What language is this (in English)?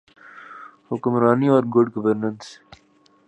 Urdu